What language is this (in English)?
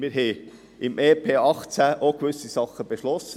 Swiss German